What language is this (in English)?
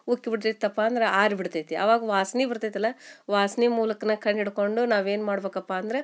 Kannada